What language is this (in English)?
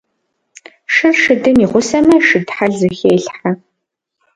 Kabardian